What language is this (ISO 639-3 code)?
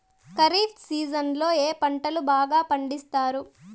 tel